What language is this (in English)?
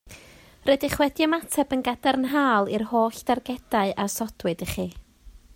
Welsh